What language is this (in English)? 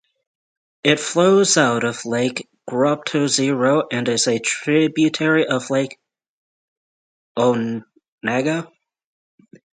English